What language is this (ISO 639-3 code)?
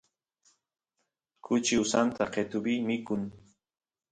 qus